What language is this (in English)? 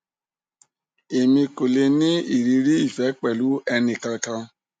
Yoruba